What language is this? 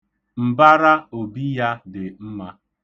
Igbo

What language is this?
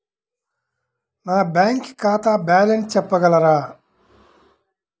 Telugu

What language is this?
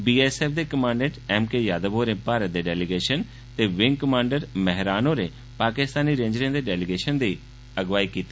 Dogri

